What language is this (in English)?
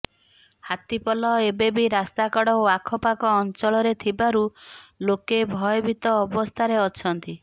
Odia